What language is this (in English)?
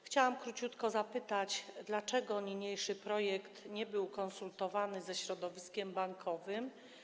Polish